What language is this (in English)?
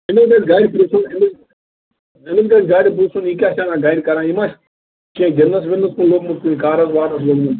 Kashmiri